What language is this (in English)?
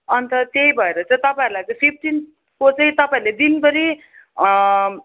Nepali